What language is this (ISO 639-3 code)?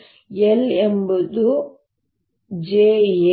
kan